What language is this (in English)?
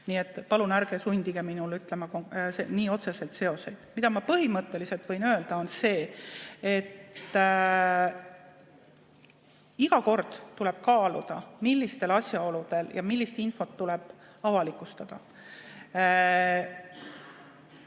Estonian